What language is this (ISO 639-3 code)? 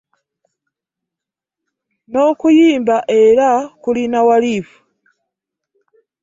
lug